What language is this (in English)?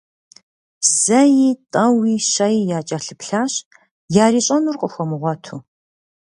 Kabardian